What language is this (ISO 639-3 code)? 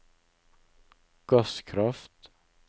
nor